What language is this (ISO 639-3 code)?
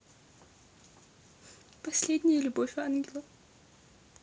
rus